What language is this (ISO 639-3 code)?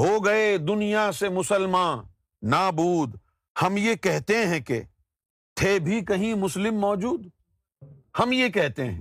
urd